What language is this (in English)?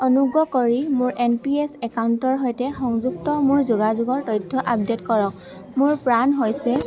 Assamese